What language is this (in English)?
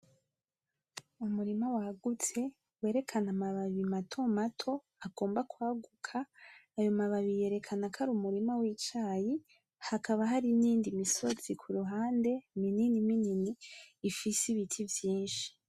Rundi